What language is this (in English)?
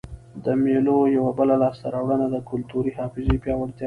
Pashto